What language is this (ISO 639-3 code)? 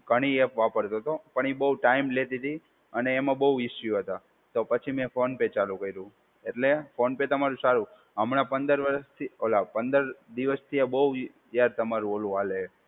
guj